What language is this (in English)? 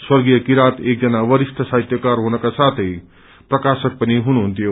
Nepali